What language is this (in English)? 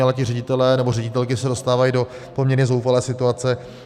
Czech